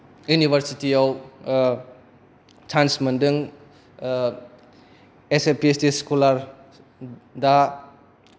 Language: Bodo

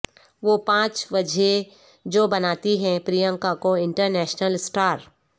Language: Urdu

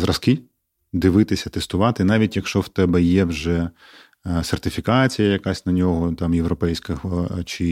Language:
Ukrainian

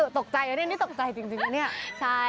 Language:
Thai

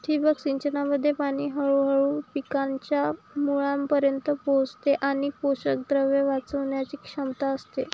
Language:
Marathi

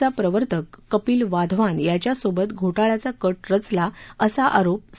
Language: Marathi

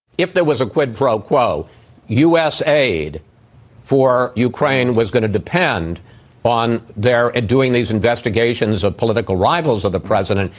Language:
English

